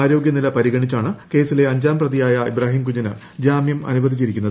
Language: Malayalam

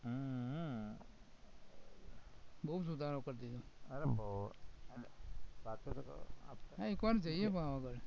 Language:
Gujarati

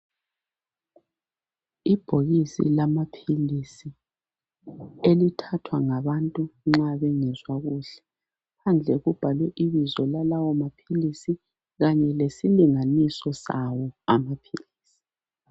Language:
North Ndebele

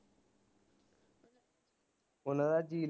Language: Punjabi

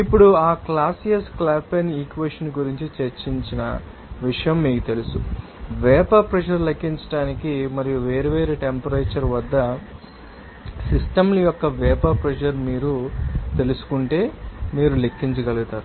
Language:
Telugu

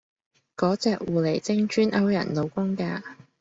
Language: Cantonese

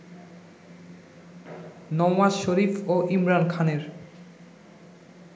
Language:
Bangla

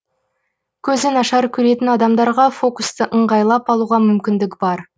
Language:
Kazakh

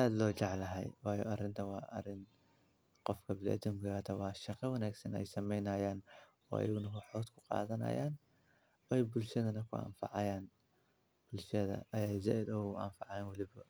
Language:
Somali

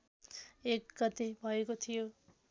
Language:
Nepali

